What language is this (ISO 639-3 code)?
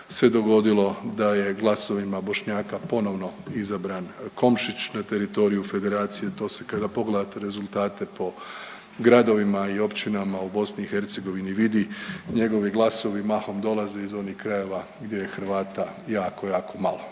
hrv